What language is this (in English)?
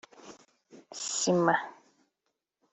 Kinyarwanda